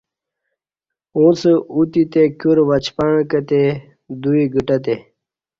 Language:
Kati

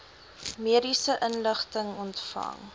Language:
Afrikaans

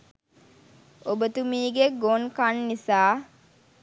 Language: Sinhala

